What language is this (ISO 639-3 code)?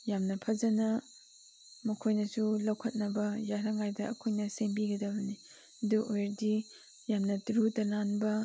mni